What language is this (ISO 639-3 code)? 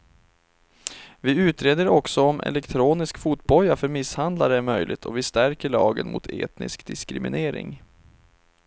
swe